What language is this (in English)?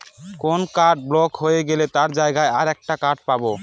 Bangla